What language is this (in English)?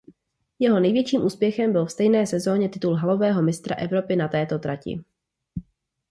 Czech